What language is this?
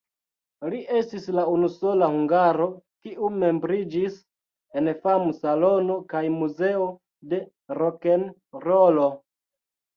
Esperanto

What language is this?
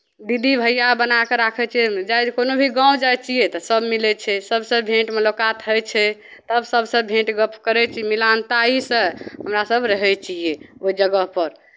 Maithili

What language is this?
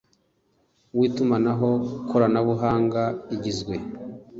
Kinyarwanda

